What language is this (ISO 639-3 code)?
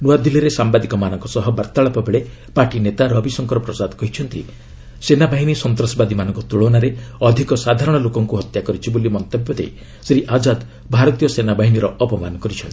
ori